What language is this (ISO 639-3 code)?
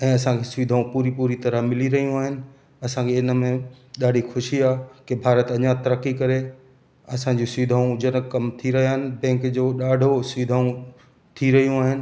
snd